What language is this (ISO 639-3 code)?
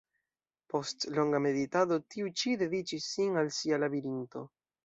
epo